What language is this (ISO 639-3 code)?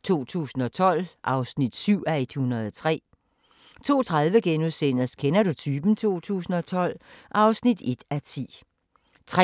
dan